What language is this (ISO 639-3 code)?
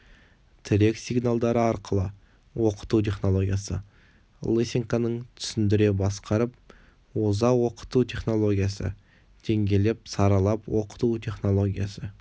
kaz